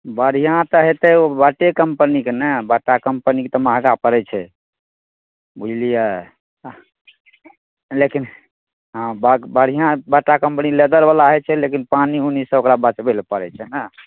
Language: Maithili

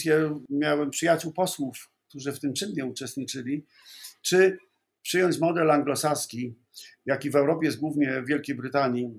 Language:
Polish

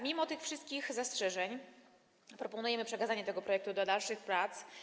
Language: Polish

